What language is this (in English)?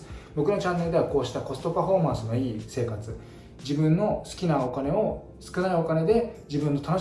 Japanese